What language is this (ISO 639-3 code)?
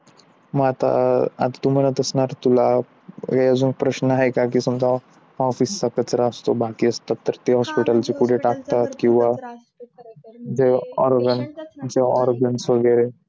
mar